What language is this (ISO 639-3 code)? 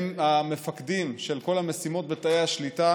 heb